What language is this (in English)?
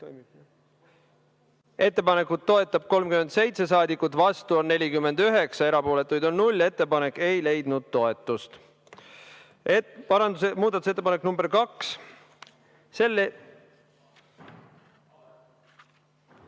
Estonian